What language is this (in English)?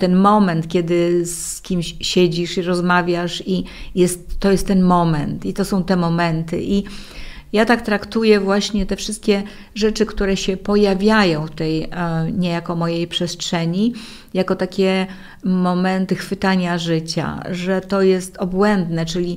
Polish